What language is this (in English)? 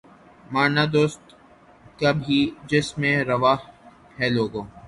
Urdu